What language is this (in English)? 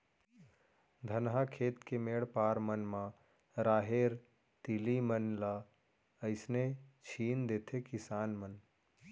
Chhattisgarhi